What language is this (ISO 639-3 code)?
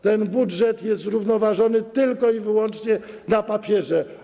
pol